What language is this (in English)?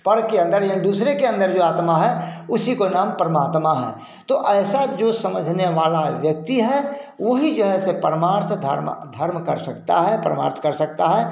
Hindi